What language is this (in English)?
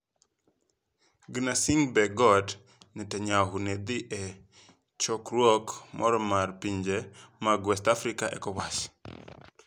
Luo (Kenya and Tanzania)